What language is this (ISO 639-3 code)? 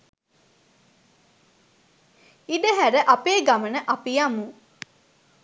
sin